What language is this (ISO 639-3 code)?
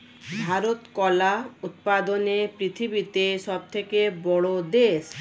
ben